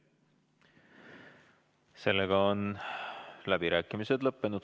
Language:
Estonian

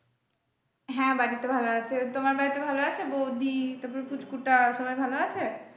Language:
Bangla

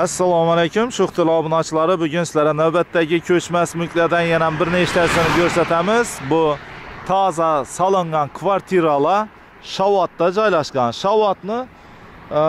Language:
Turkish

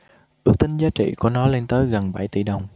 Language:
Vietnamese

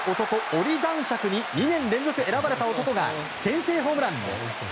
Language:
Japanese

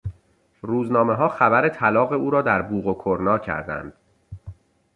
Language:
Persian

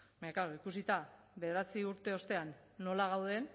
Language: Basque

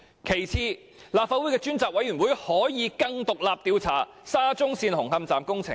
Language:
Cantonese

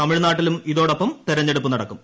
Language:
Malayalam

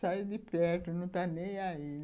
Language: Portuguese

